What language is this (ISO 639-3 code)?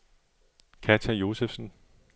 dan